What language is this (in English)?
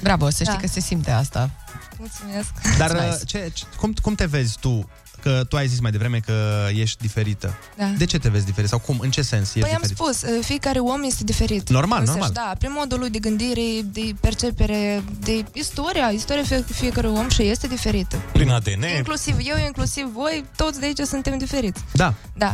Romanian